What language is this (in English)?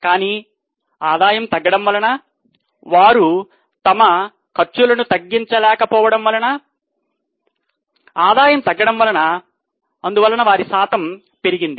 Telugu